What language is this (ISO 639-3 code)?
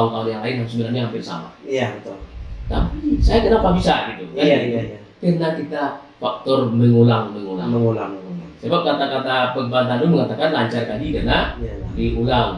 ind